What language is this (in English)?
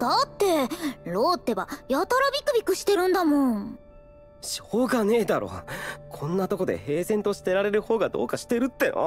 Japanese